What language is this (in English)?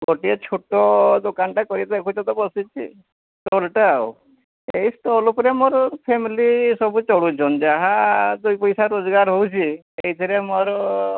Odia